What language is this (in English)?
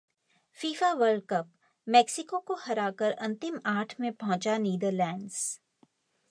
Hindi